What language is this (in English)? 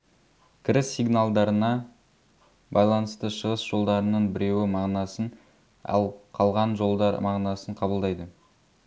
Kazakh